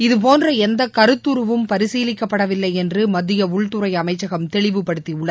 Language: Tamil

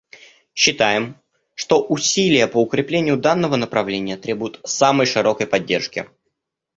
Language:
Russian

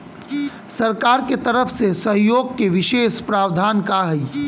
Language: Bhojpuri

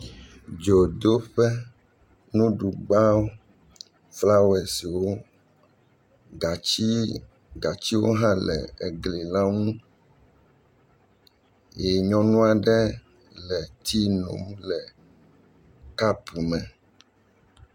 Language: Ewe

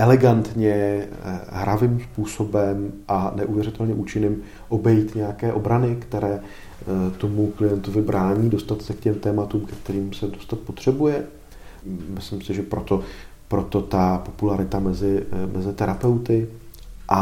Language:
Czech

